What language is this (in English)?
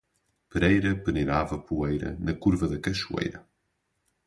Portuguese